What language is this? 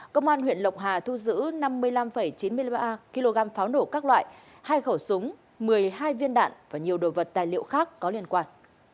Vietnamese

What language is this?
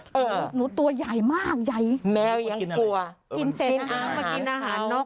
Thai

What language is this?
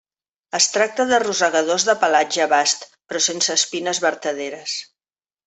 Catalan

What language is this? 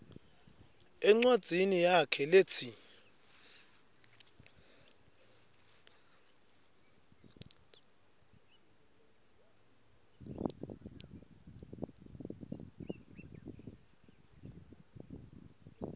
Swati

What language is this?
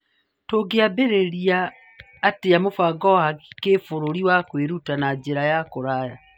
Kikuyu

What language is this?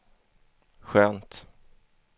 Swedish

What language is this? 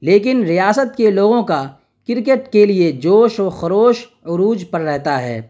Urdu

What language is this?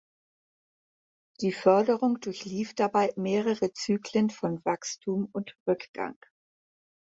German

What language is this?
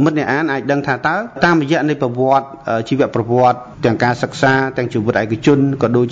Thai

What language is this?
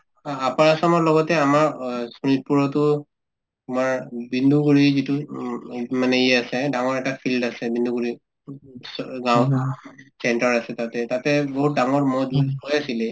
Assamese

